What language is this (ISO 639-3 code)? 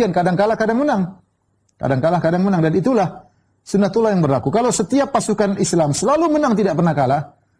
ind